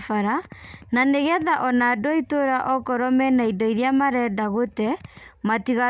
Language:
Kikuyu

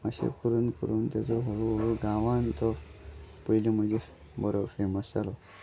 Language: Konkani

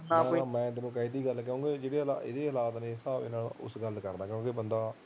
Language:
Punjabi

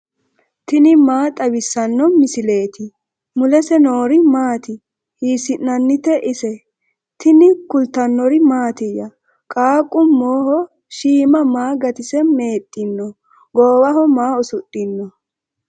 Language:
Sidamo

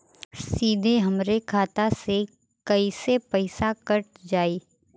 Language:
Bhojpuri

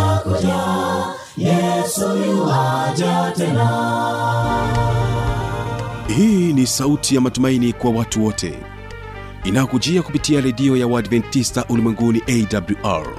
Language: Swahili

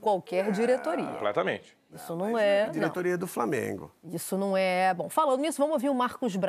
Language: Portuguese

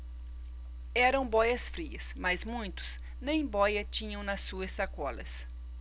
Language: Portuguese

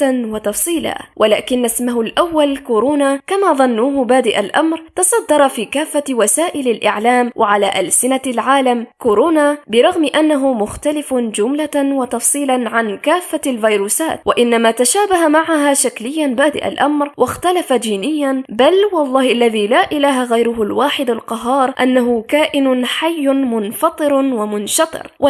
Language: Arabic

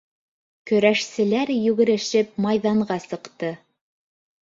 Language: Bashkir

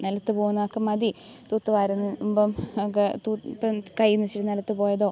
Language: Malayalam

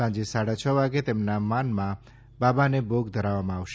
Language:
Gujarati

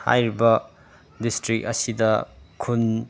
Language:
Manipuri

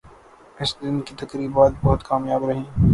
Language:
Urdu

